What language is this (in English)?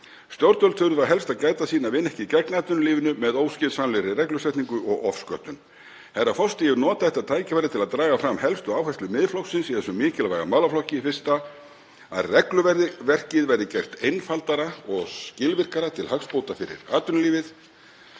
Icelandic